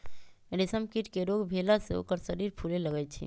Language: Magahi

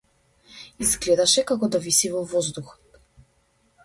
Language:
Macedonian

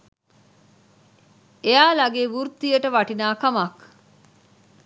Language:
Sinhala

